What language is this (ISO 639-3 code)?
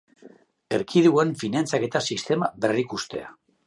eus